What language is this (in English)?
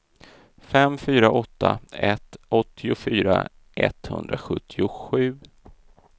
Swedish